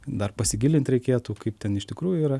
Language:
Lithuanian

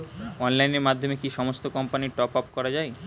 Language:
Bangla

